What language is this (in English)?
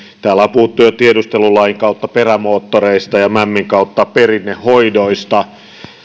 Finnish